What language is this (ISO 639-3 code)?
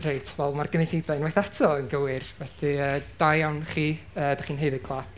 cym